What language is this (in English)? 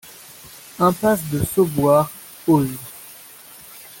French